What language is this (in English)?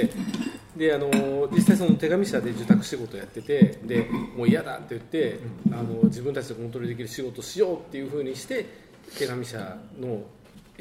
Japanese